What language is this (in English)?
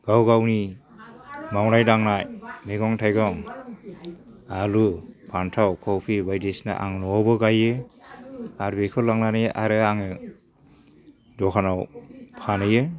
Bodo